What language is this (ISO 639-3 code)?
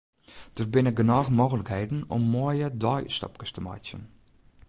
fry